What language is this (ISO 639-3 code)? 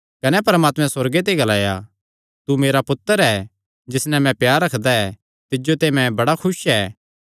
xnr